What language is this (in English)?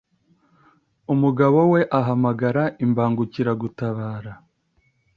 Kinyarwanda